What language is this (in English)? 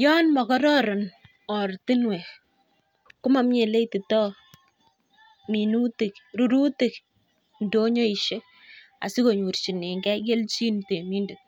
Kalenjin